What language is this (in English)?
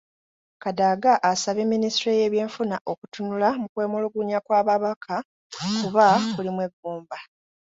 Ganda